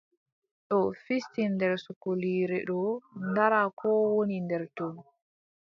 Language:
Adamawa Fulfulde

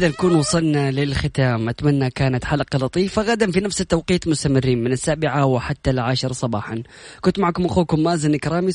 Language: Arabic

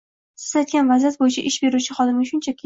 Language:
Uzbek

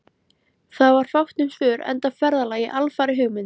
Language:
Icelandic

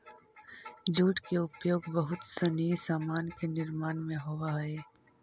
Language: Magahi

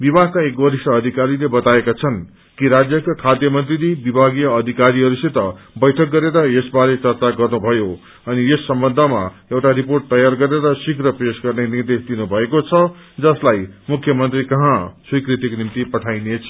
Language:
Nepali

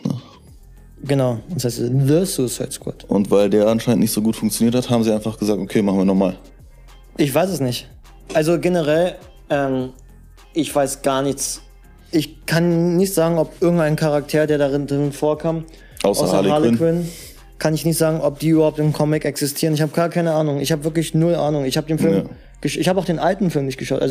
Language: German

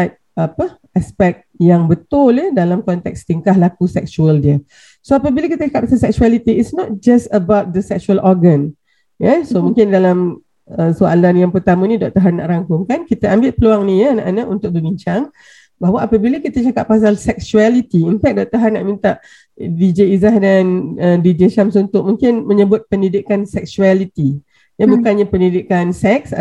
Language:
Malay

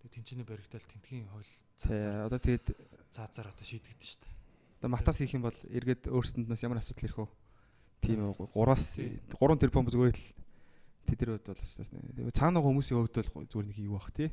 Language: Korean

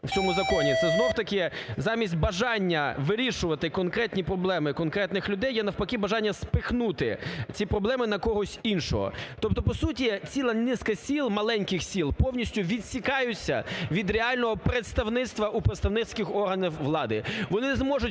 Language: Ukrainian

